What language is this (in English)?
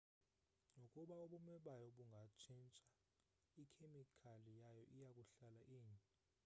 Xhosa